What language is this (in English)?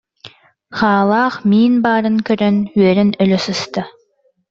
Yakut